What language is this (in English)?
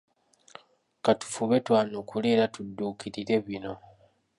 Ganda